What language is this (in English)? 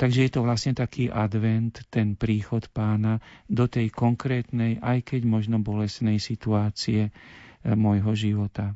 Slovak